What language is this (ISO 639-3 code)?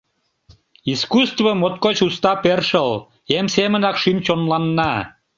chm